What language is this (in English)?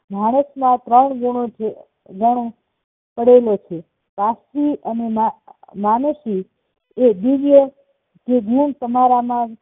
Gujarati